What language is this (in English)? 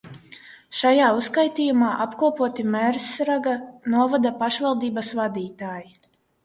Latvian